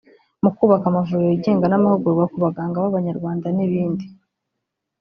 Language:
Kinyarwanda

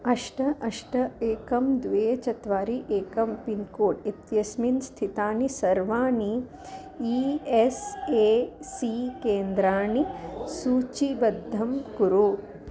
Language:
Sanskrit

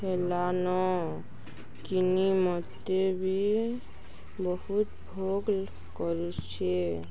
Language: Odia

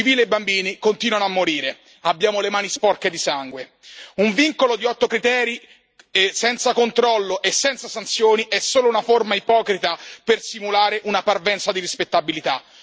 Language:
Italian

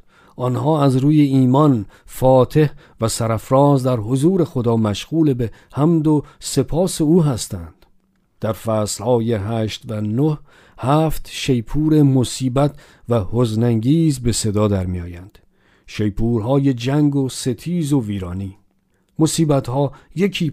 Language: Persian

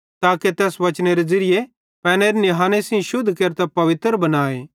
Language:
Bhadrawahi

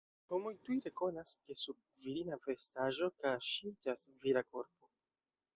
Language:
Esperanto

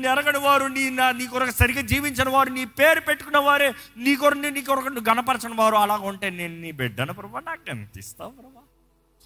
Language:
Telugu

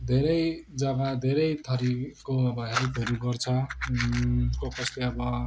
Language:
Nepali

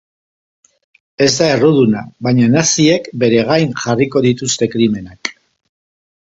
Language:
Basque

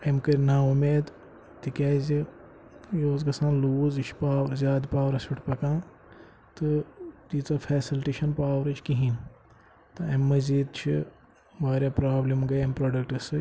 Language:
Kashmiri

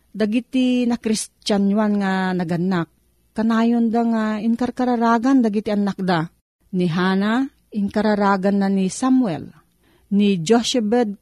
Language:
Filipino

